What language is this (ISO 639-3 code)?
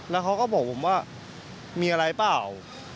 tha